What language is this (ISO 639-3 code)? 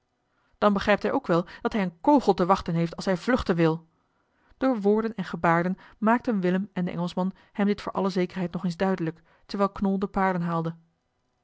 nld